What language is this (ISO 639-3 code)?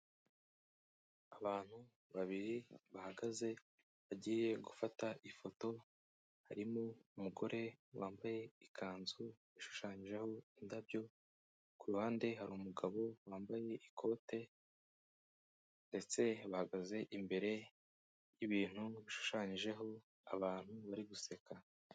kin